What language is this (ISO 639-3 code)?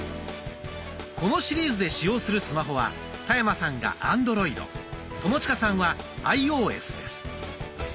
jpn